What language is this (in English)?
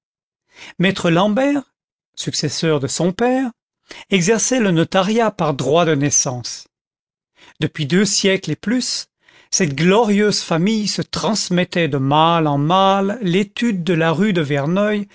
French